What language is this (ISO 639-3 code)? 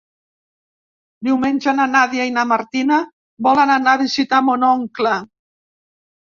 cat